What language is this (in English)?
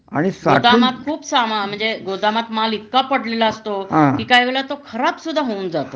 Marathi